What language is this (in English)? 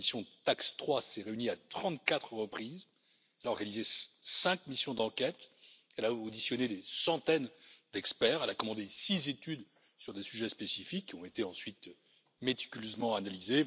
French